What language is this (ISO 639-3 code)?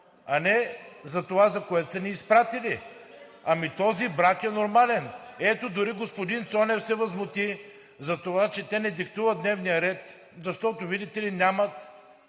bul